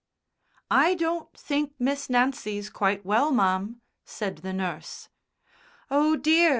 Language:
English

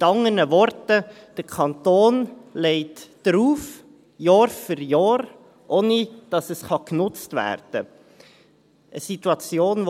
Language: Swiss German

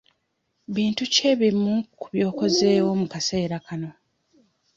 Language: Ganda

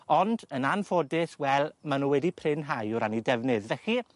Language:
Welsh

